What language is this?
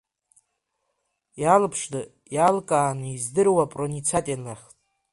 Abkhazian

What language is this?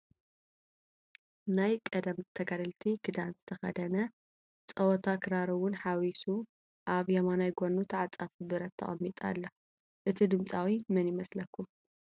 Tigrinya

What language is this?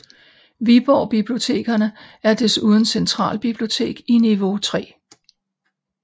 Danish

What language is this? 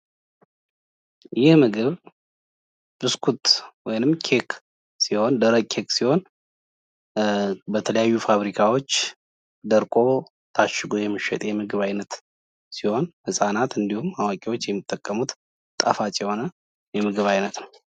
Amharic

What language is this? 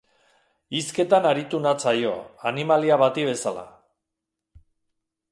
Basque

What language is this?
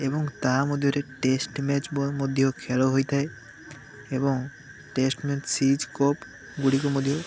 Odia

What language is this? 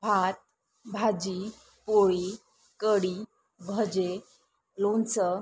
Marathi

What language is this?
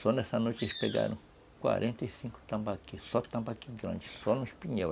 Portuguese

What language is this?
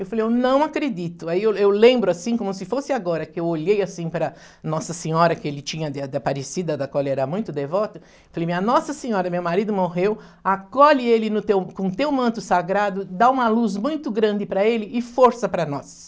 Portuguese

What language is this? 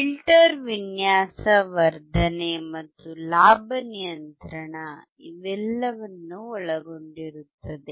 Kannada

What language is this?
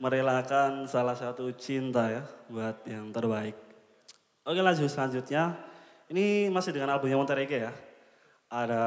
Indonesian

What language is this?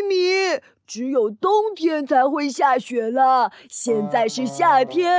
Chinese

